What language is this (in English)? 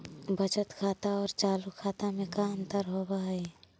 Magahi